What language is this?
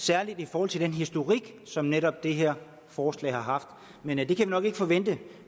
Danish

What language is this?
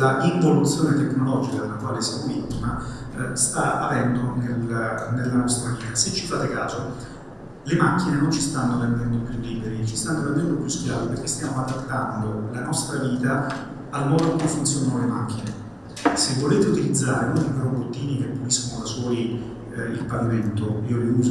Italian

